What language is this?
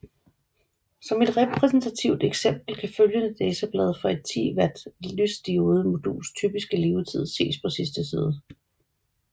Danish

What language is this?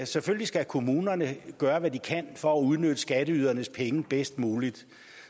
Danish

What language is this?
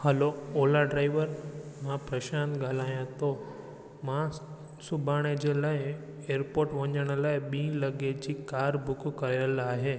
Sindhi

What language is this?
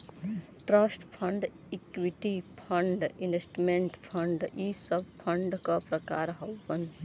Bhojpuri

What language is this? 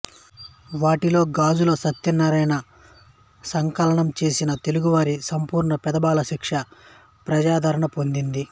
Telugu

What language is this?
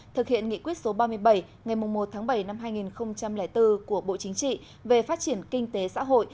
Vietnamese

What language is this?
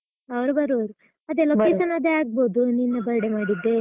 Kannada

